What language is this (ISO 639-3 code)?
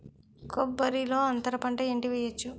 tel